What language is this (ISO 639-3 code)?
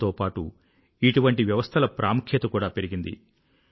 tel